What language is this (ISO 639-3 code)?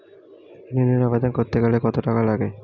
ben